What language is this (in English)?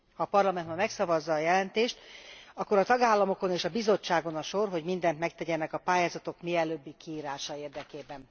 Hungarian